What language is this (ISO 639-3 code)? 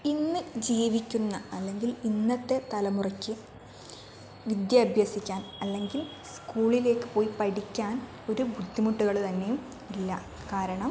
mal